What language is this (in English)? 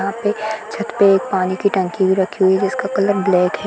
Hindi